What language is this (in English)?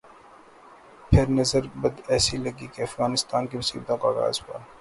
Urdu